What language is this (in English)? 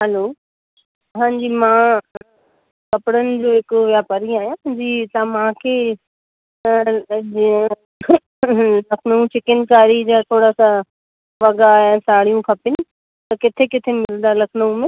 Sindhi